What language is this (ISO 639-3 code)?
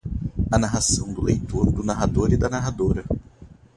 por